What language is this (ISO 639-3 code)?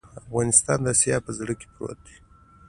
pus